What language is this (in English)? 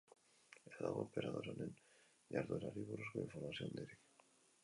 Basque